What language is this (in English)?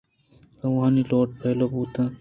Eastern Balochi